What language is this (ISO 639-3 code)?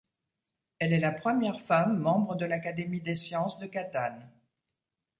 fra